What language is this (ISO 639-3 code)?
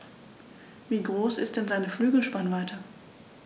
deu